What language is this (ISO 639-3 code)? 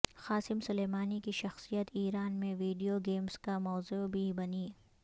urd